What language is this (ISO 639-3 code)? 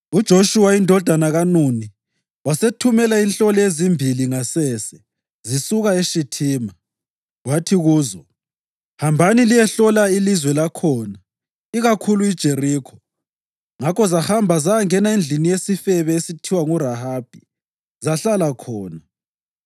nde